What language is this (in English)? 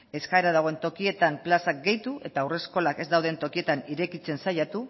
Basque